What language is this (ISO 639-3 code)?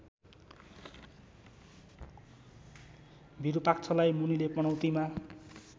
nep